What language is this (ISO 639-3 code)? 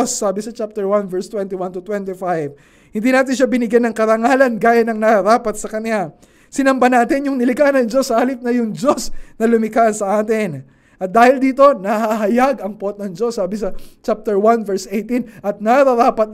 fil